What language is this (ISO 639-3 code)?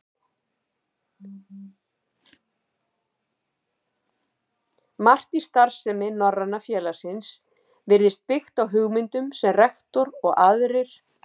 isl